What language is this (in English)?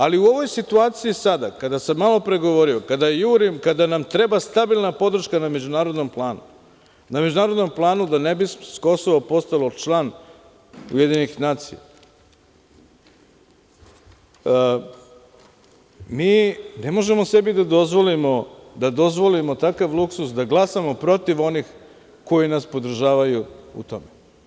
Serbian